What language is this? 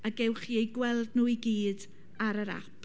Welsh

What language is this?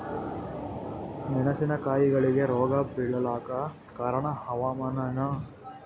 Kannada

